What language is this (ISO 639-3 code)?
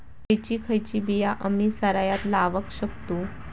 mar